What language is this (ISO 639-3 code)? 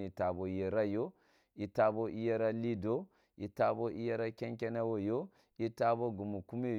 bbu